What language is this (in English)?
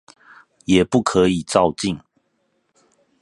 Chinese